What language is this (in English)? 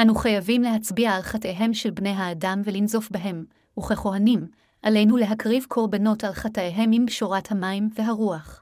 Hebrew